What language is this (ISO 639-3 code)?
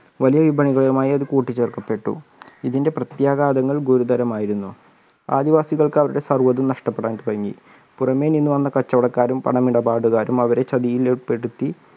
mal